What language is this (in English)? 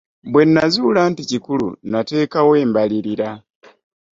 Ganda